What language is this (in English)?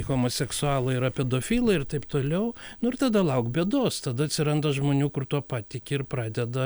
Lithuanian